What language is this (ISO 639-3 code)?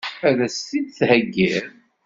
kab